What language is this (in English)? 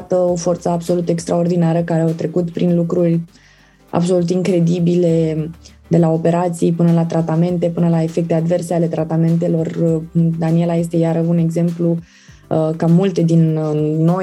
Romanian